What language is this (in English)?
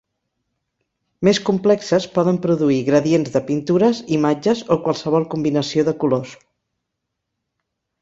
Catalan